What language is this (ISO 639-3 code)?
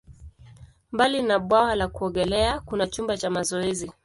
swa